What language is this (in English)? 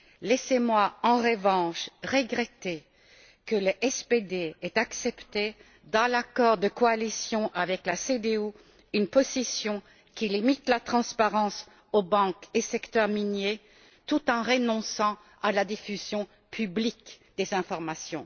French